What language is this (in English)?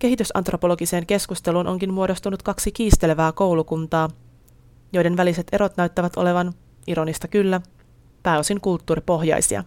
Finnish